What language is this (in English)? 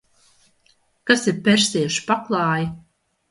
Latvian